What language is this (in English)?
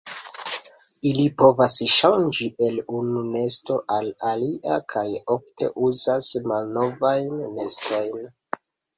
Esperanto